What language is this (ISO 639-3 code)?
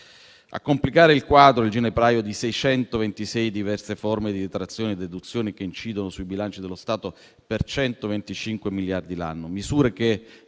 ita